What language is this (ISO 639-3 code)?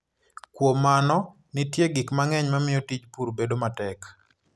luo